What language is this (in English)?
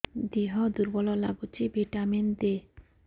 Odia